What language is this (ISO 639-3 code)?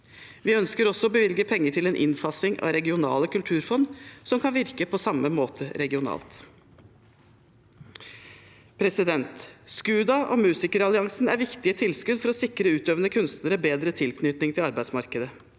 nor